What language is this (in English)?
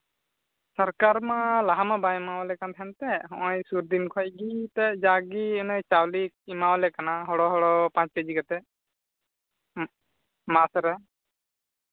Santali